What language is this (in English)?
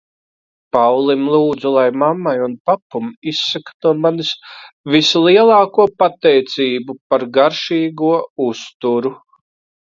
Latvian